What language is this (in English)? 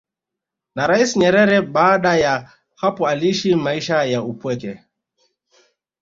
Swahili